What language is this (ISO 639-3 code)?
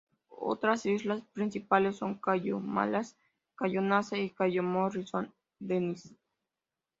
spa